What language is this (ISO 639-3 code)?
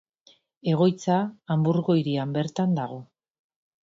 eus